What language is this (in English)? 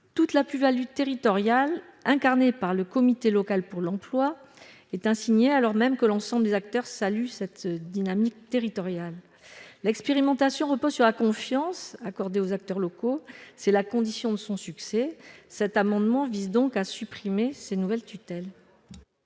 French